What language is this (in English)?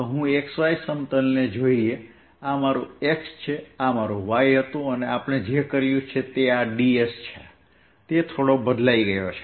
Gujarati